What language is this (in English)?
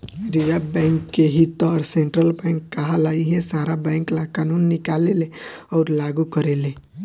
Bhojpuri